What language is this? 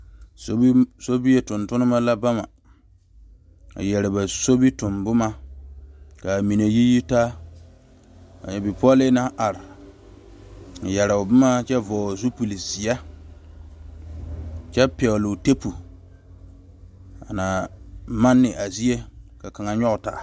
Southern Dagaare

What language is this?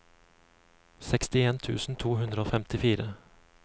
Norwegian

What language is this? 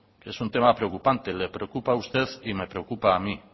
Spanish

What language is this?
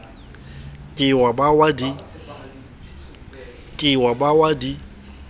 Southern Sotho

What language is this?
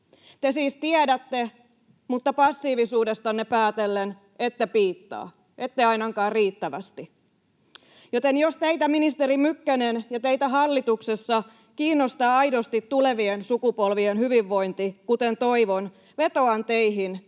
Finnish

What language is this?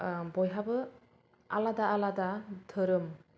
Bodo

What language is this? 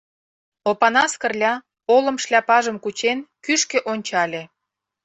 Mari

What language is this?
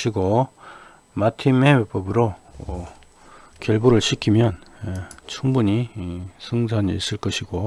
Korean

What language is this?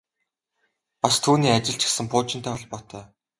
Mongolian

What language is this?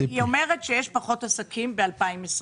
Hebrew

